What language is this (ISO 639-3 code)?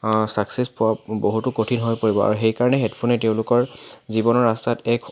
asm